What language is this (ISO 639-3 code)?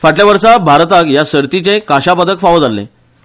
kok